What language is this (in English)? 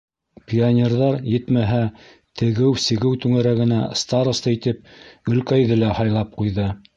Bashkir